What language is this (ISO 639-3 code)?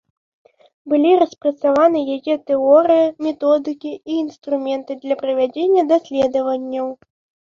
bel